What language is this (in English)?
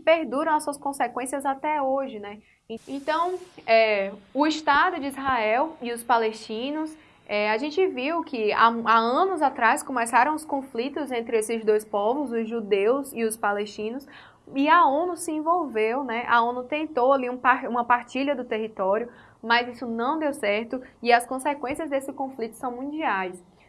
Portuguese